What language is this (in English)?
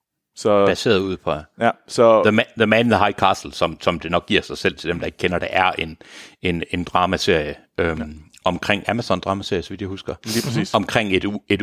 Danish